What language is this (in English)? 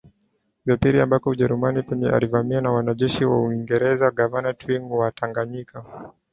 Swahili